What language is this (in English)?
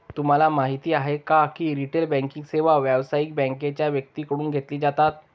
Marathi